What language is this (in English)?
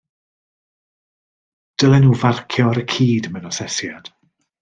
Welsh